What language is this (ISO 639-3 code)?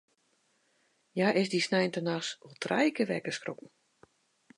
fry